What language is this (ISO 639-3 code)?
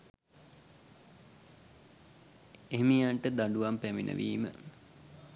sin